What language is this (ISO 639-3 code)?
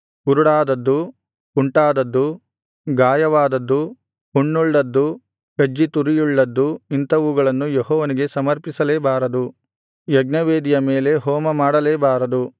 kan